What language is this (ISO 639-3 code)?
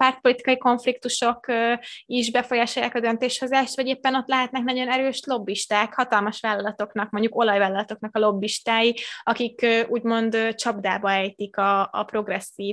hun